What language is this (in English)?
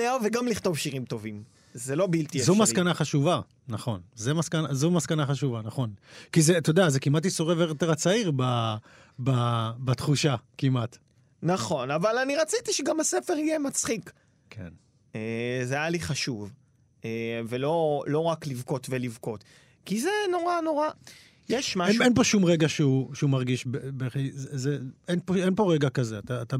Hebrew